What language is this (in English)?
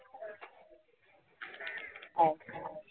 Marathi